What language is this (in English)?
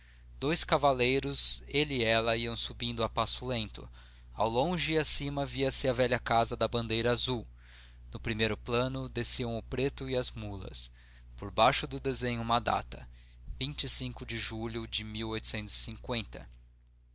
Portuguese